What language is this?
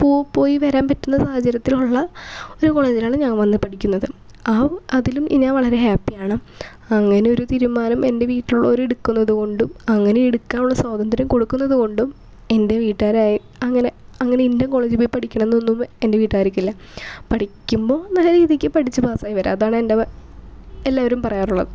Malayalam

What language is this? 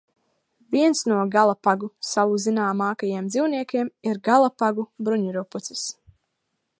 Latvian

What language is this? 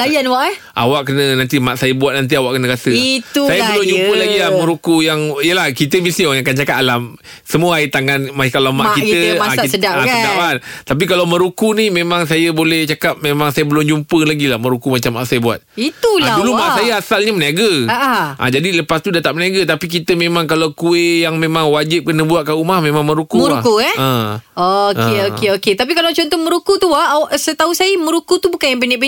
Malay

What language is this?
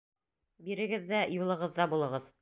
Bashkir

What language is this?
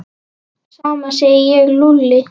Icelandic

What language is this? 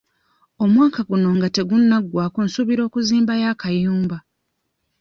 Ganda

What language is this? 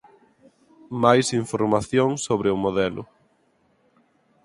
Galician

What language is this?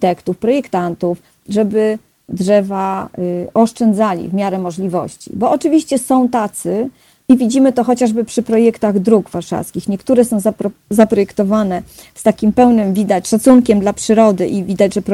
Polish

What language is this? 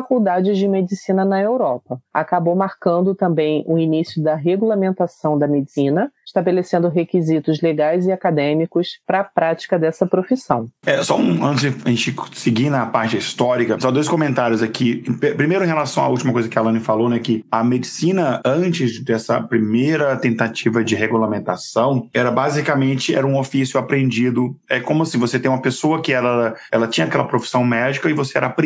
Portuguese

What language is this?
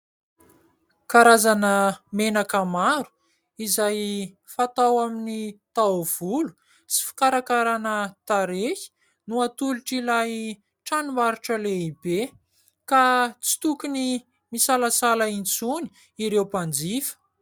Malagasy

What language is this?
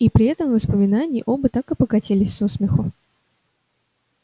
Russian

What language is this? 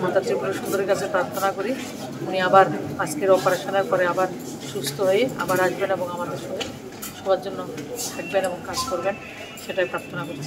Turkish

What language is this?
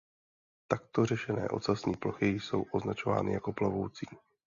Czech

